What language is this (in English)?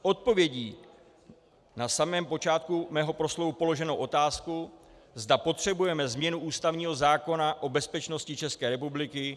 Czech